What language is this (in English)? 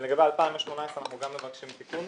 Hebrew